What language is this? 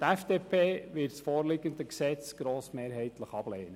Swiss German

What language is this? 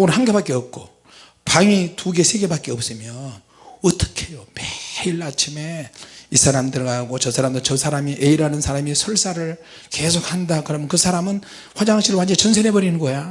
Korean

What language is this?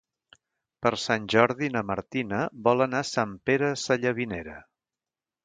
Catalan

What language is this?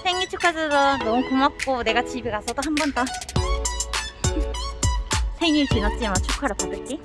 Korean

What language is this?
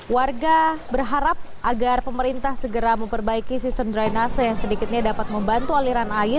Indonesian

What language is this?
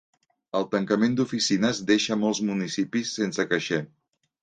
Catalan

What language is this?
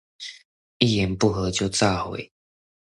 Chinese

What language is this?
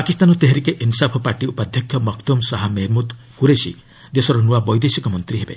Odia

